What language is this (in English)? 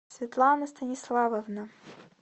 Russian